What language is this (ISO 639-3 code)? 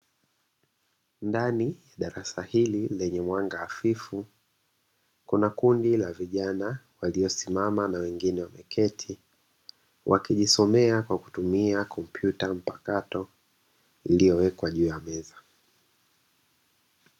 swa